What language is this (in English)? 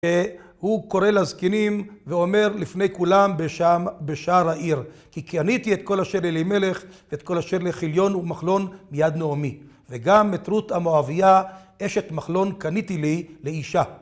Hebrew